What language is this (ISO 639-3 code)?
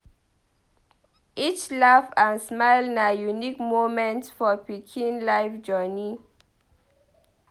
pcm